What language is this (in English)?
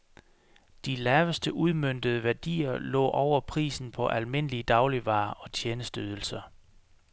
Danish